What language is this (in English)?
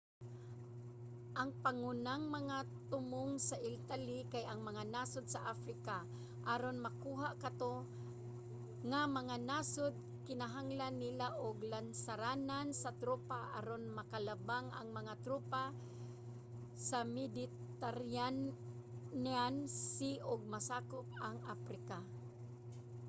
Cebuano